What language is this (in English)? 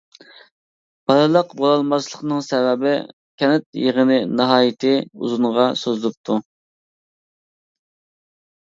Uyghur